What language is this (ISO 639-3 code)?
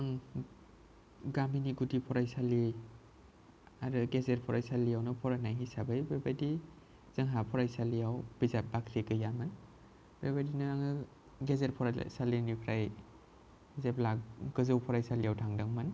brx